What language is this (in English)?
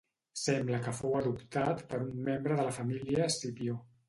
Catalan